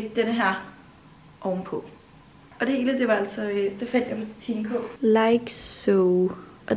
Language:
Danish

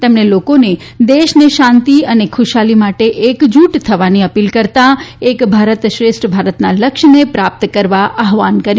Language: Gujarati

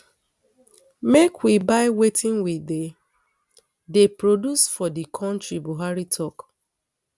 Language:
Nigerian Pidgin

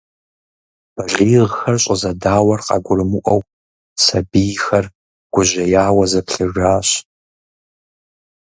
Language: Kabardian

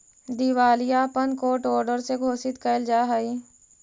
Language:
Magahi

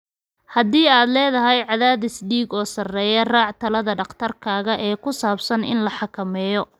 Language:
Somali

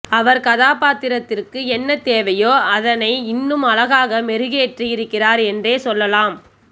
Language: Tamil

